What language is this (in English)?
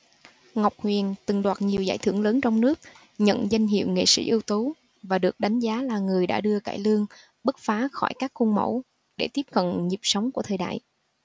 Vietnamese